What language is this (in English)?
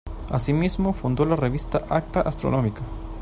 Spanish